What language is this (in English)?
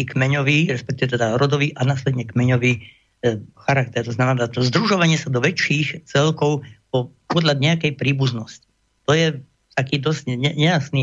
Slovak